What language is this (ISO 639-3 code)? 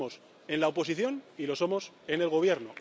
spa